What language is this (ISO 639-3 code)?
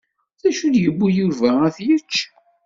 kab